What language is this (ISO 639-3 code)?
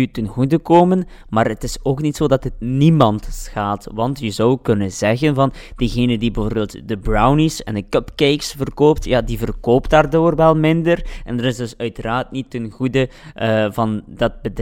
nld